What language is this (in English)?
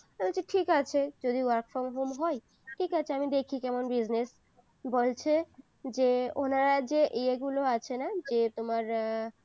Bangla